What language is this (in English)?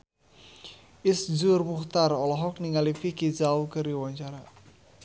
Sundanese